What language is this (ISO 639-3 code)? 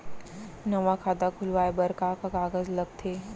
hne